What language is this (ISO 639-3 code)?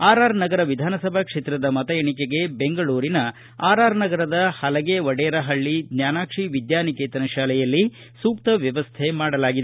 kan